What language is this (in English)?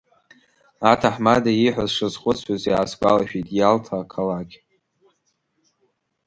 Abkhazian